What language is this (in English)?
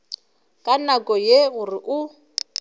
Northern Sotho